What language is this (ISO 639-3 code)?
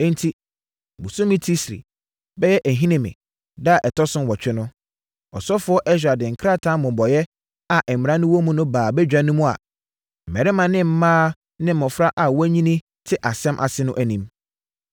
aka